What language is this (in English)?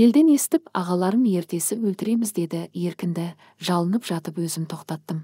Turkish